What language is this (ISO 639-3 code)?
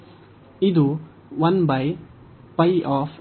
kan